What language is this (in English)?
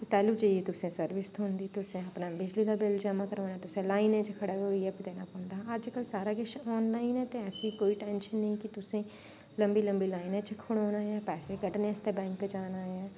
Dogri